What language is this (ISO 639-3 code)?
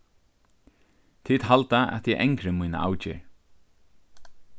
fao